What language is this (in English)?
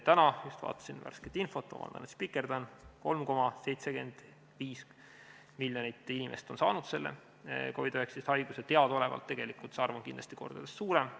Estonian